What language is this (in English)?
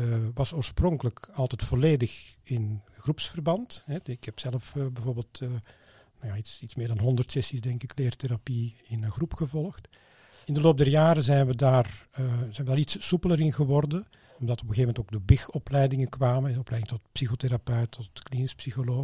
Dutch